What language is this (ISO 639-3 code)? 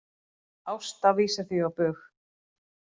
isl